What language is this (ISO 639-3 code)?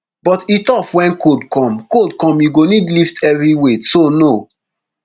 pcm